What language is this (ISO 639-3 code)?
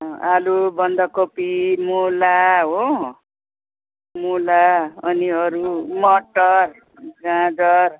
nep